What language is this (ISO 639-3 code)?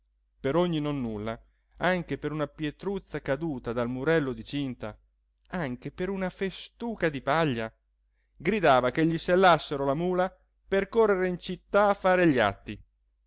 ita